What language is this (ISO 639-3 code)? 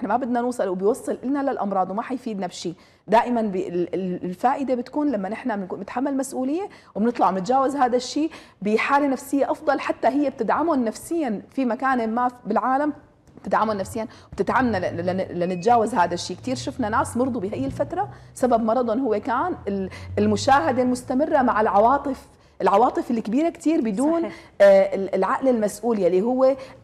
ara